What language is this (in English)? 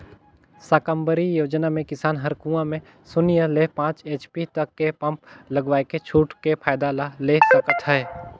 Chhattisgarhi